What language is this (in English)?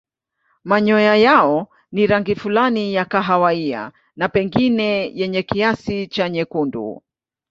Swahili